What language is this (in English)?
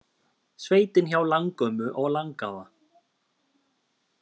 Icelandic